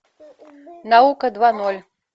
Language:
Russian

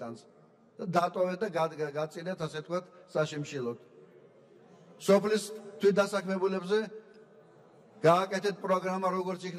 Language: Turkish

